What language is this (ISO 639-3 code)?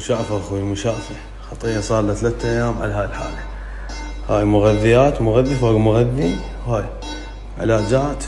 ara